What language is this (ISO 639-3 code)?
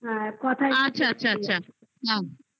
ben